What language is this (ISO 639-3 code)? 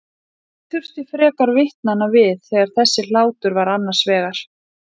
isl